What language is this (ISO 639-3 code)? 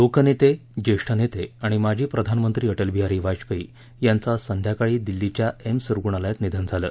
mar